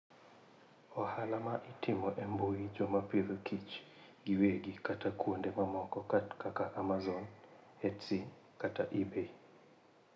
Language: Luo (Kenya and Tanzania)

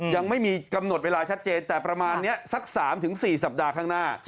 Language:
Thai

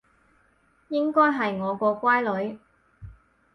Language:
Cantonese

